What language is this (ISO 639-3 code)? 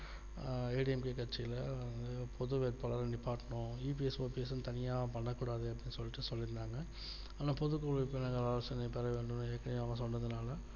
tam